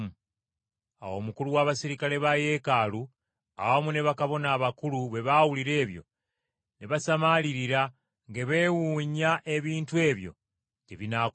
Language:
Ganda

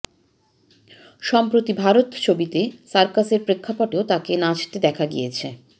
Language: Bangla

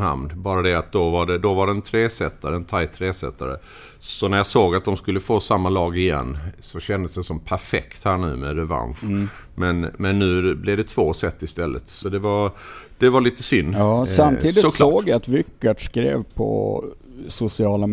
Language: Swedish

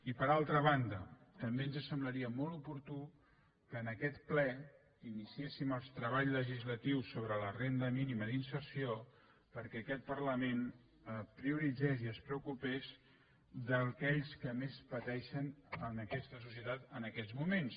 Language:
Catalan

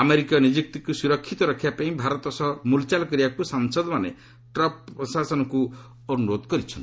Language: Odia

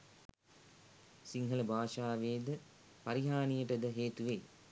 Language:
Sinhala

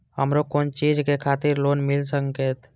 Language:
Maithili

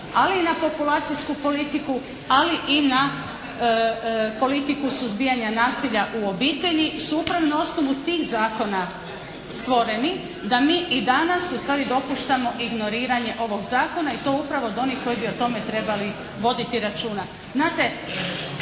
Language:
Croatian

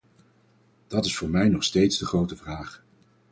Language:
Dutch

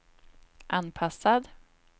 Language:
Swedish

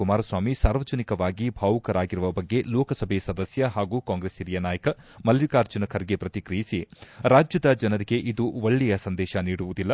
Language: Kannada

